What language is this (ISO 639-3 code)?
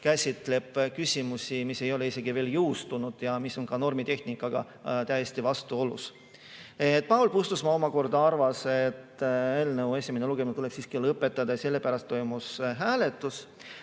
est